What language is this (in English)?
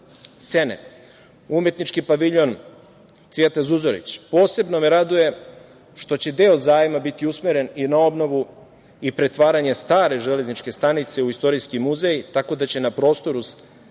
Serbian